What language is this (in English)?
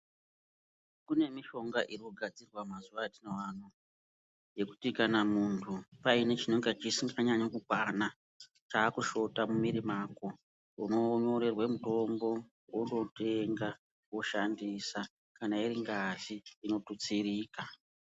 Ndau